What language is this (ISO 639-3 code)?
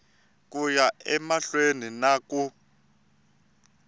tso